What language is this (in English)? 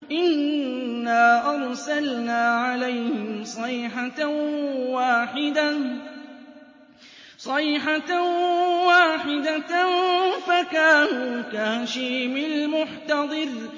Arabic